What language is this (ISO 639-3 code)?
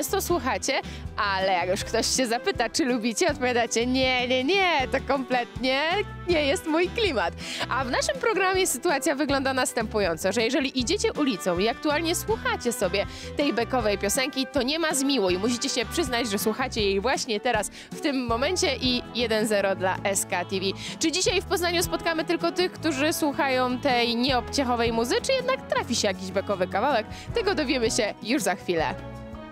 pol